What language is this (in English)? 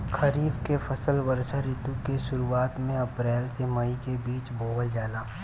Bhojpuri